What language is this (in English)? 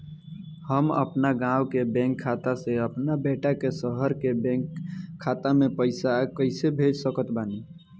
Bhojpuri